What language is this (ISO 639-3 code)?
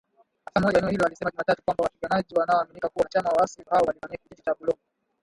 swa